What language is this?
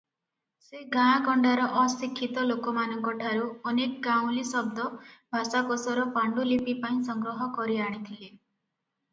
Odia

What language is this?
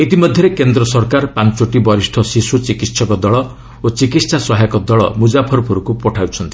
Odia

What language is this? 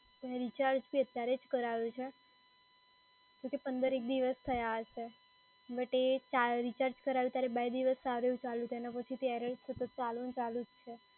Gujarati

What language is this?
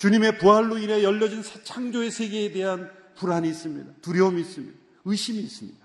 Korean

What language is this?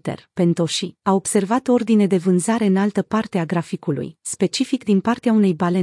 Romanian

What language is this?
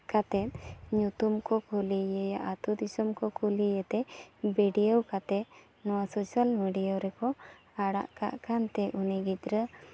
Santali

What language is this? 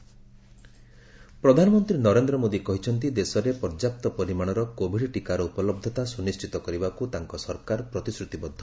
Odia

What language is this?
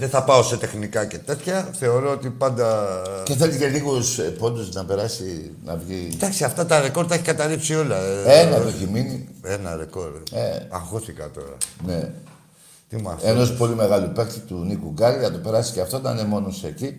Greek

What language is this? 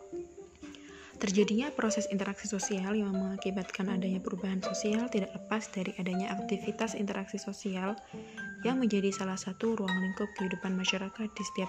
Indonesian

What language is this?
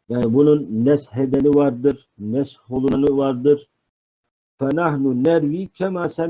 Turkish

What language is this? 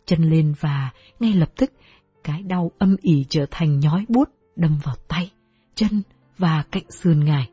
Vietnamese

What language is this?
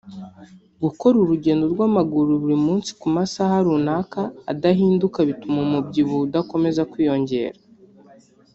Kinyarwanda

